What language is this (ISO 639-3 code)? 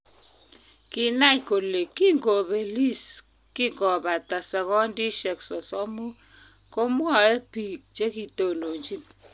kln